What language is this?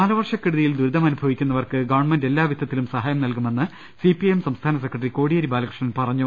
Malayalam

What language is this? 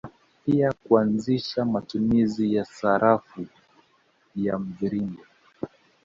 Swahili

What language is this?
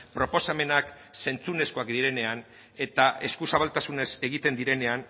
Basque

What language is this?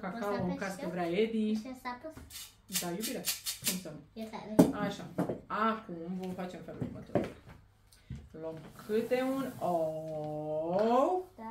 Romanian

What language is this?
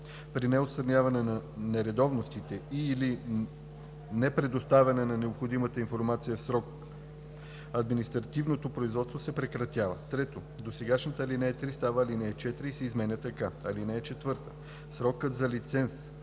Bulgarian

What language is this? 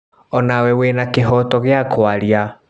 Kikuyu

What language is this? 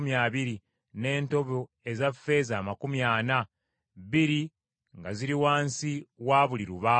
Ganda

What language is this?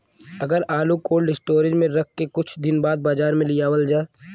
Bhojpuri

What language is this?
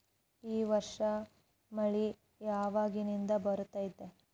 Kannada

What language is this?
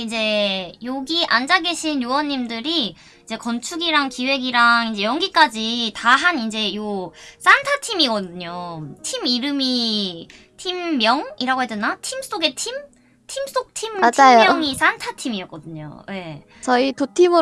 Korean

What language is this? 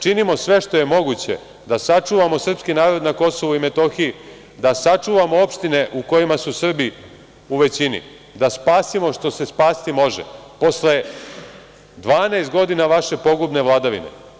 Serbian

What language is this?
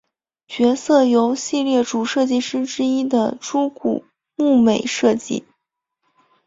Chinese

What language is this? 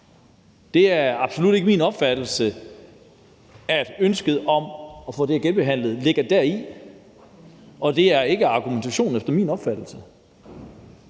Danish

